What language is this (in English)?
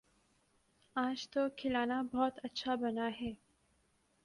Urdu